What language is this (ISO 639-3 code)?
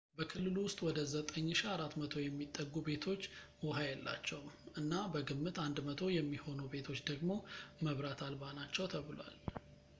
amh